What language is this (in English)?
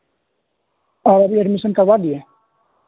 Urdu